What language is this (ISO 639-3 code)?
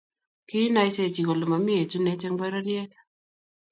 kln